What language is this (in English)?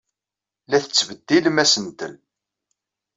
Kabyle